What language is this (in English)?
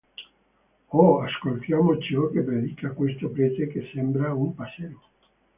Italian